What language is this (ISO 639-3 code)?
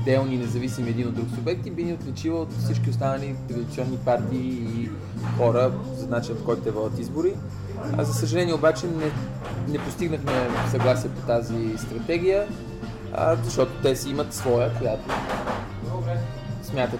bul